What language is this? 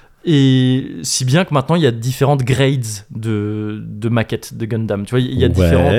French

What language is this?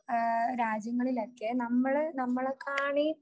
Malayalam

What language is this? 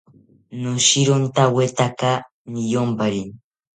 South Ucayali Ashéninka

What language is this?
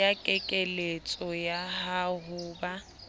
Southern Sotho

